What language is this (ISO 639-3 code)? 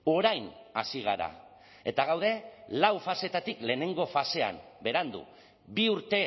eus